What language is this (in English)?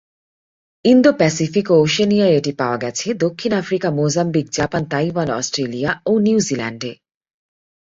Bangla